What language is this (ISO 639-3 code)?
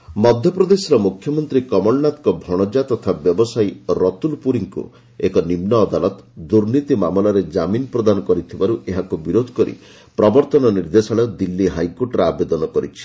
ori